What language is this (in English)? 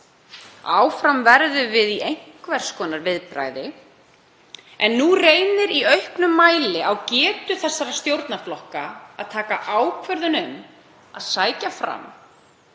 Icelandic